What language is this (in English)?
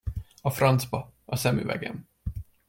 Hungarian